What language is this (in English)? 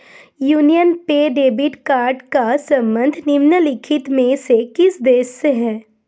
Hindi